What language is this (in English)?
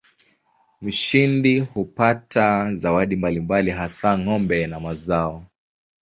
Swahili